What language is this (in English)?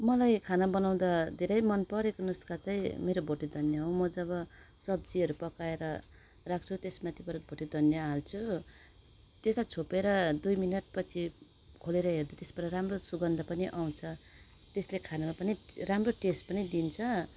Nepali